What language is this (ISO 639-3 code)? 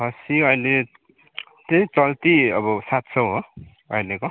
nep